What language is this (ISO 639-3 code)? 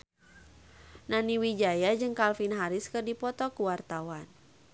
sun